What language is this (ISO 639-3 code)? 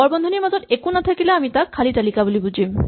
asm